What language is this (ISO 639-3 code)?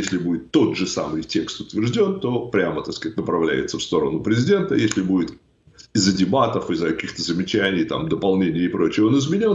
rus